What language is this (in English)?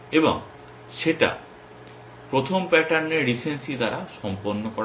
Bangla